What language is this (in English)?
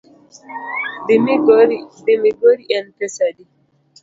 Luo (Kenya and Tanzania)